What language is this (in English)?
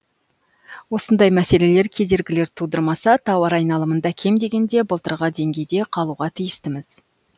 Kazakh